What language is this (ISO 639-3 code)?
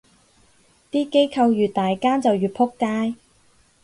yue